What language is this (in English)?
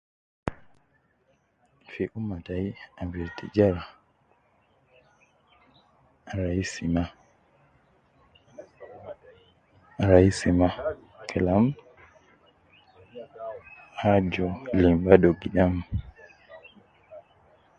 Nubi